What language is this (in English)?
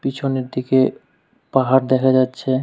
Bangla